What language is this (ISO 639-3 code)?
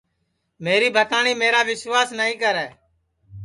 ssi